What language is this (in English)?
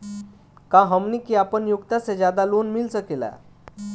Bhojpuri